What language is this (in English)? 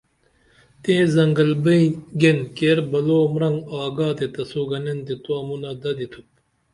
Dameli